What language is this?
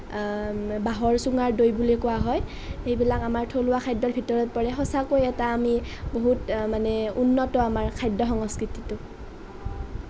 Assamese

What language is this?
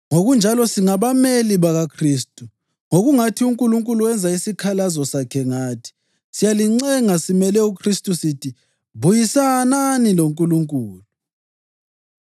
North Ndebele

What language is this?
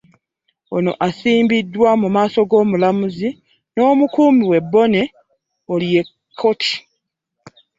Ganda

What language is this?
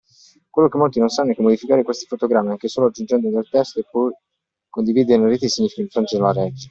Italian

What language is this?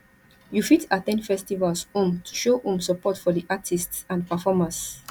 Nigerian Pidgin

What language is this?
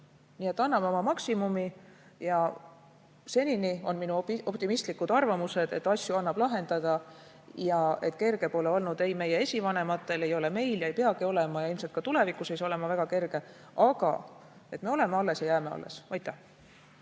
Estonian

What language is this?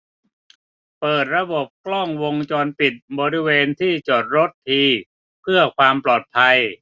Thai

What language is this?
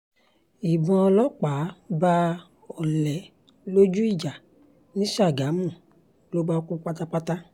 Yoruba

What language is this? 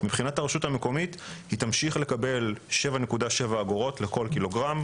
Hebrew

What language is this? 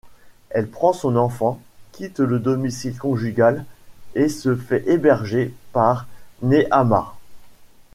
French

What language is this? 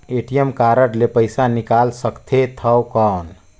Chhattisgarhi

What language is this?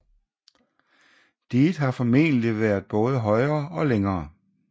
Danish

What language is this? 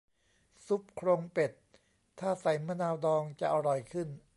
Thai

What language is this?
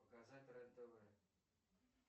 Russian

